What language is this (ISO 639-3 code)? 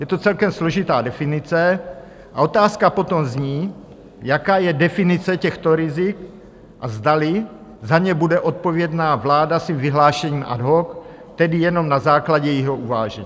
ces